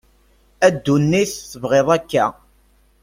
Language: Kabyle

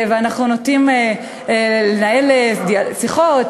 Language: Hebrew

